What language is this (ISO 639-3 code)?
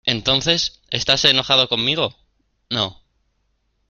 spa